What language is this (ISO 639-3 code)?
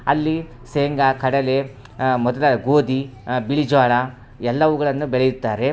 kan